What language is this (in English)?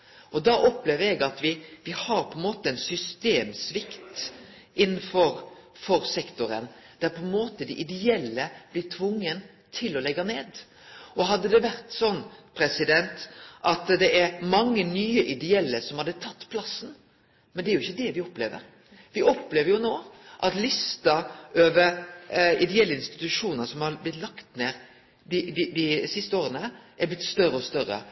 Norwegian Nynorsk